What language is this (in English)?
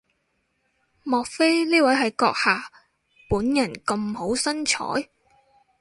Cantonese